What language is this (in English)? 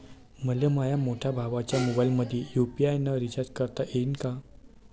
Marathi